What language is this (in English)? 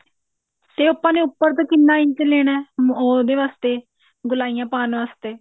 Punjabi